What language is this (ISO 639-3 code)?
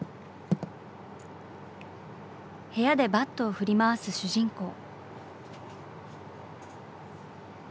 jpn